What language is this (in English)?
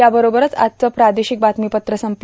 Marathi